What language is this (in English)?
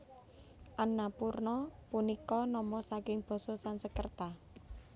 Javanese